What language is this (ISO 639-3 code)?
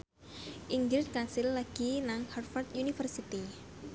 jav